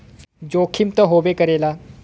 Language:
Bhojpuri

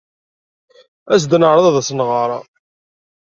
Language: Kabyle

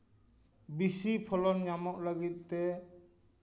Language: Santali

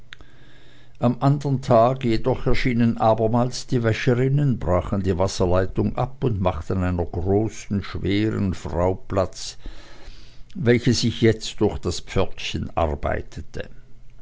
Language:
German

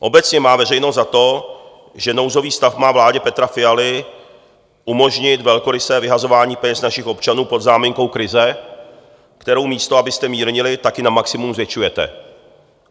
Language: Czech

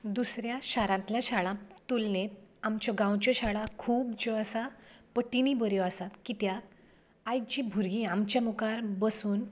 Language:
Konkani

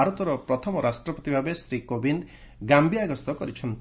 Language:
Odia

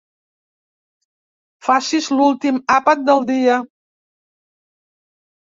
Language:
Catalan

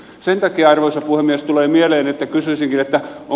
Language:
Finnish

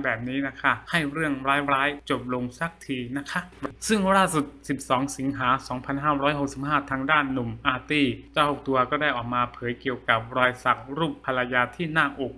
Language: Thai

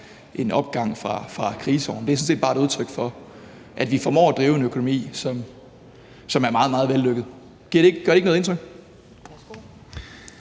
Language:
Danish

